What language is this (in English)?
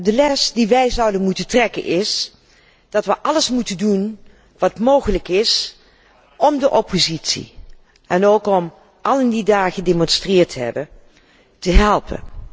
Dutch